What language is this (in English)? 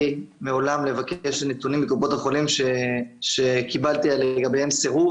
Hebrew